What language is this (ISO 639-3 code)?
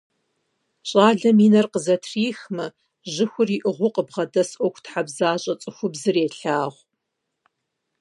kbd